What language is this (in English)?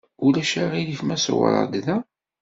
Kabyle